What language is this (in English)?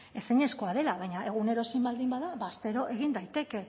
Basque